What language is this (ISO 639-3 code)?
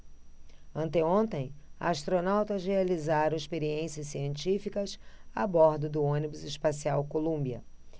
por